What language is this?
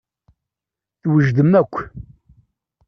Kabyle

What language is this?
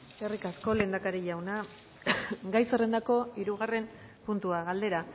Basque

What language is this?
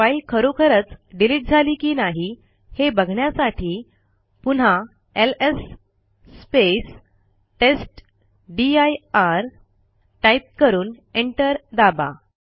Marathi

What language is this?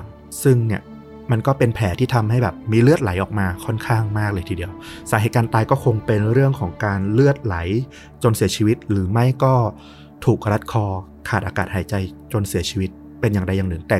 Thai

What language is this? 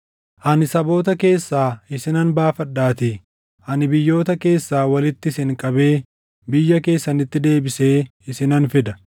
Oromo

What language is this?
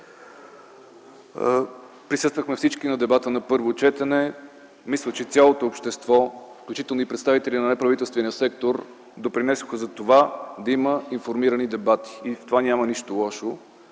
Bulgarian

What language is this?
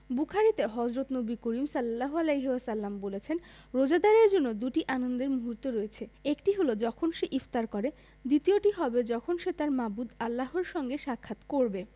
Bangla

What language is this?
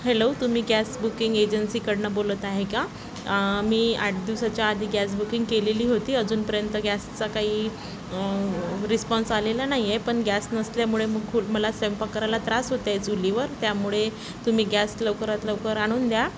Marathi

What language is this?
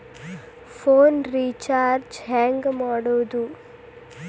Kannada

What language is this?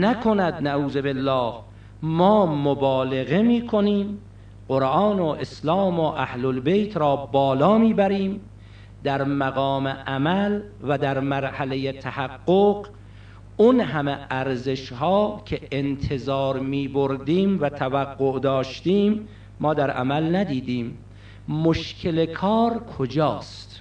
Persian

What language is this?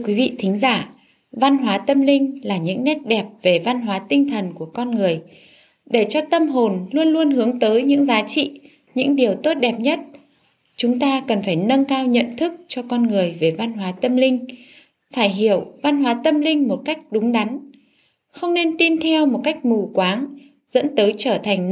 Vietnamese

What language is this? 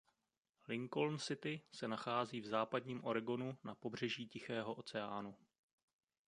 Czech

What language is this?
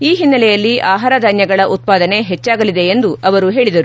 Kannada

